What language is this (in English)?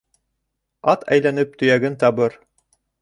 Bashkir